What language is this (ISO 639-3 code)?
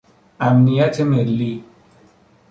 fas